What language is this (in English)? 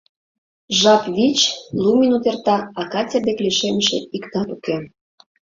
Mari